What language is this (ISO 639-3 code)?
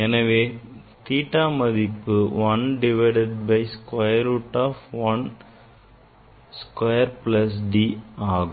tam